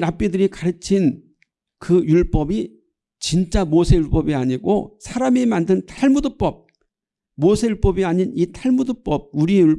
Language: Korean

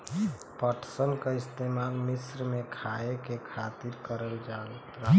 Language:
Bhojpuri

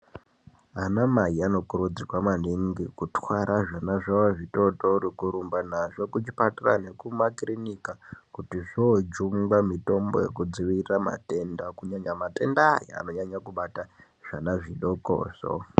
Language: Ndau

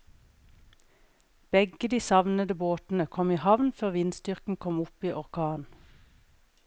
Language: Norwegian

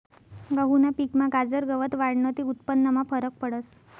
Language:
Marathi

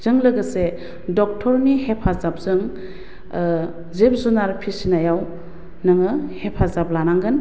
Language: Bodo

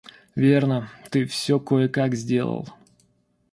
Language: Russian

